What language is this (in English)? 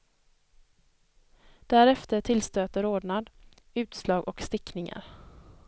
Swedish